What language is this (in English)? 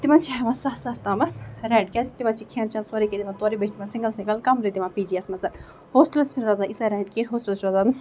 Kashmiri